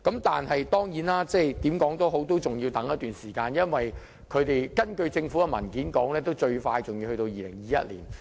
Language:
Cantonese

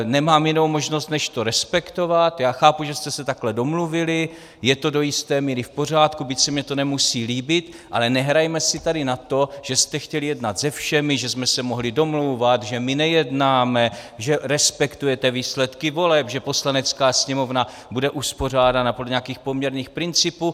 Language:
Czech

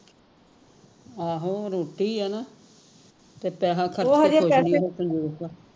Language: Punjabi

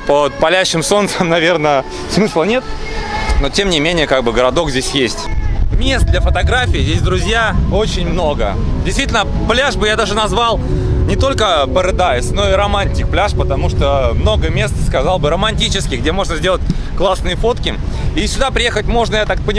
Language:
Russian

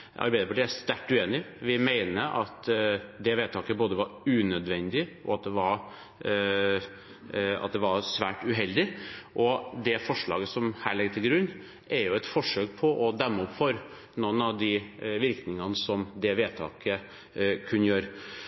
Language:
Norwegian Bokmål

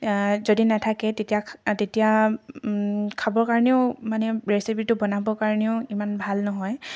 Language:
Assamese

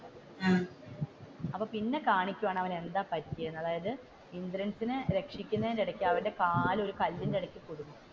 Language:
Malayalam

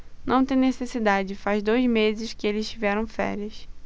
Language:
Portuguese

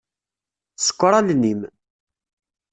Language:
Kabyle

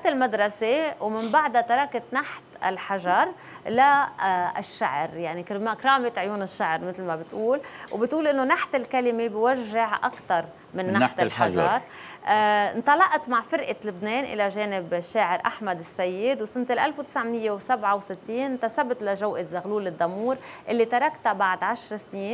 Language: Arabic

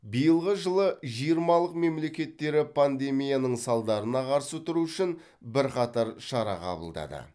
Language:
Kazakh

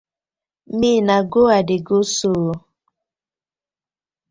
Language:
Nigerian Pidgin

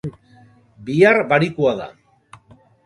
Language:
Basque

